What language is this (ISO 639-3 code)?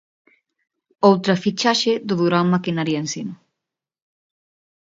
glg